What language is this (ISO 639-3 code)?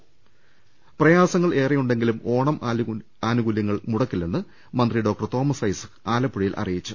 mal